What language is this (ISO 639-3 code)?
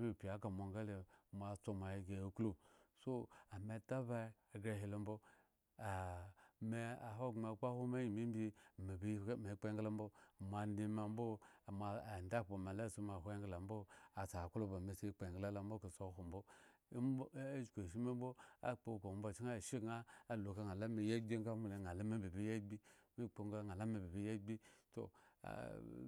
ego